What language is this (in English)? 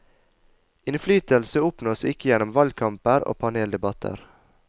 Norwegian